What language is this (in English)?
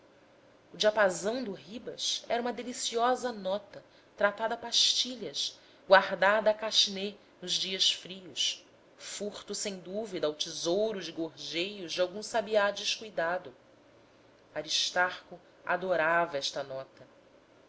Portuguese